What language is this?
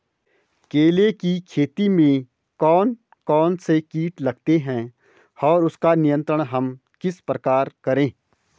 Hindi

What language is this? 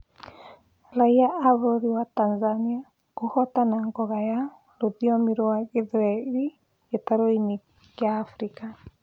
Kikuyu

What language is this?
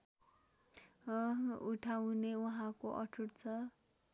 Nepali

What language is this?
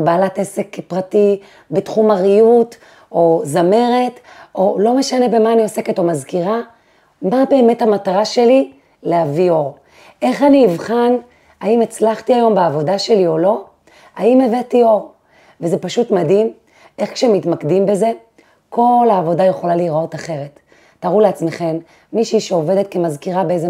Hebrew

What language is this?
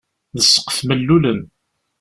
Kabyle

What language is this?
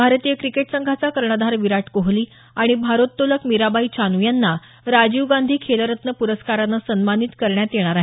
Marathi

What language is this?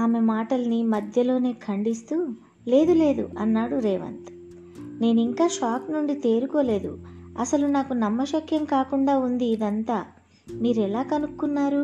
Telugu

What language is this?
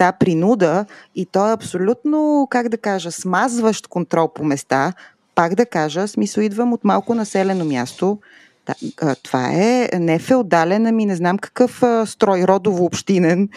Bulgarian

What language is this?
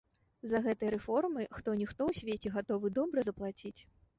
Belarusian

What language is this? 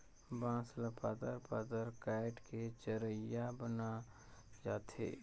Chhattisgarhi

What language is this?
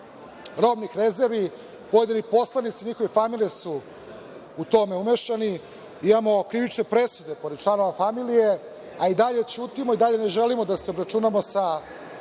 Serbian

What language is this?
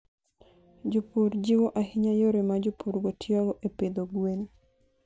Luo (Kenya and Tanzania)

